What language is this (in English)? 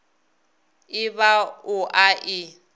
Northern Sotho